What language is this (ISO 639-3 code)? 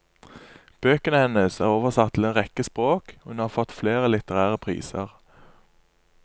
nor